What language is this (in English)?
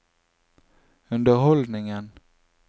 Norwegian